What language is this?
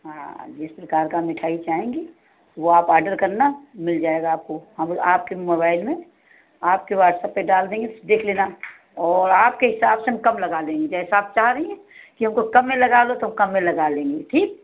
Hindi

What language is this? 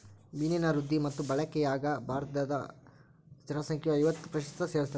Kannada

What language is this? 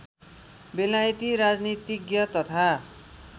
Nepali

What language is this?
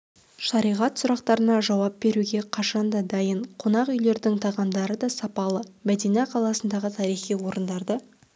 Kazakh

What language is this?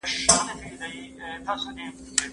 Pashto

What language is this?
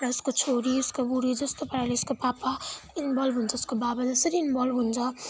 Nepali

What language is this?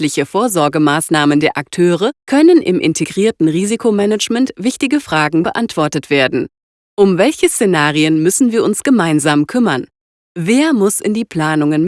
German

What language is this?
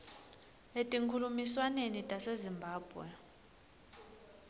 Swati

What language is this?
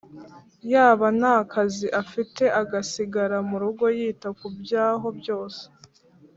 Kinyarwanda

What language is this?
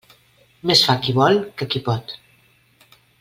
Catalan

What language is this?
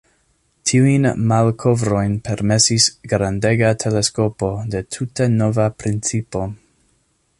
Esperanto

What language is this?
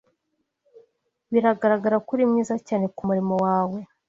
Kinyarwanda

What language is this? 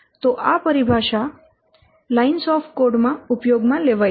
Gujarati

